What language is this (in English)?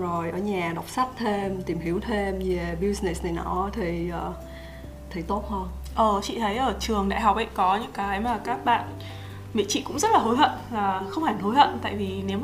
Vietnamese